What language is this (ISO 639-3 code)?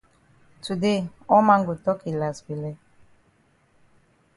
wes